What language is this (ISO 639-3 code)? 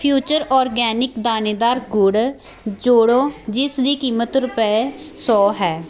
pan